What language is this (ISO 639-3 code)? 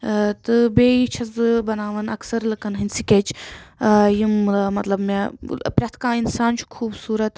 kas